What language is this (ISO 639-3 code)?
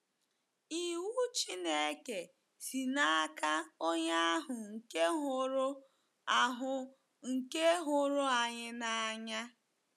ibo